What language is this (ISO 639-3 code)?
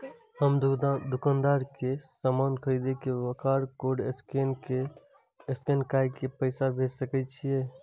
mai